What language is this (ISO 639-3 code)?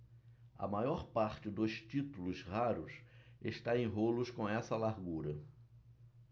por